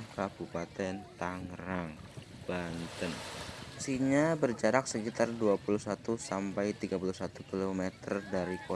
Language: Indonesian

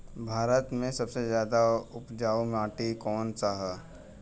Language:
Bhojpuri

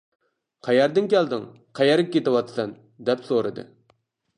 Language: Uyghur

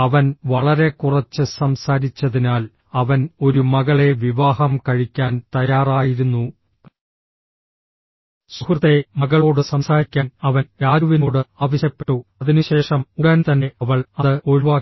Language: Malayalam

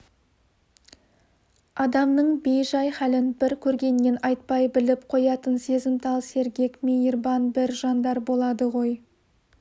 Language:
Kazakh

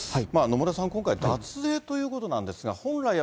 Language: Japanese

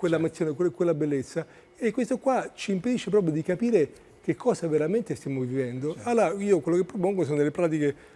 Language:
Italian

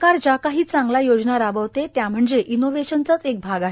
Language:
Marathi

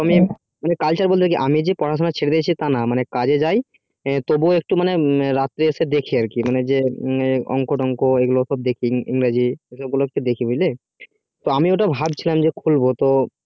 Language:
Bangla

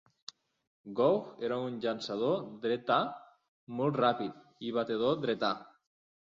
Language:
Catalan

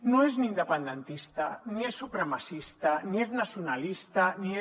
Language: Catalan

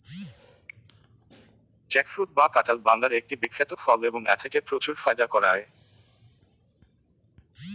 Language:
Bangla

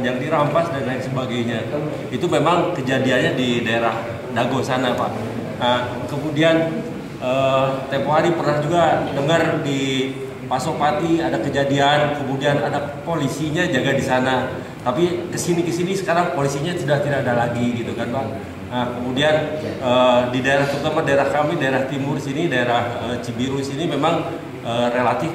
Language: Indonesian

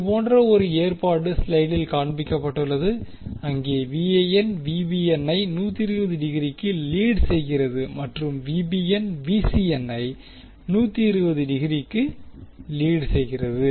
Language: Tamil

